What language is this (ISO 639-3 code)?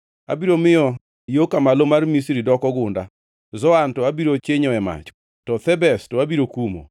luo